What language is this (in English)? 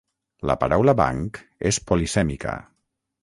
Catalan